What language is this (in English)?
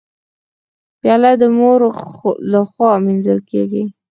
Pashto